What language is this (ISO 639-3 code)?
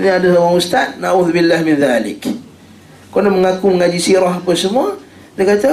msa